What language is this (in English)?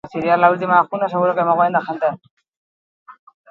Basque